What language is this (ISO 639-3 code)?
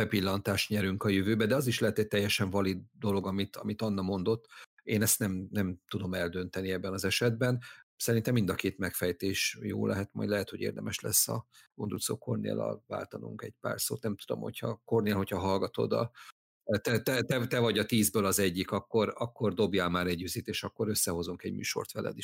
hun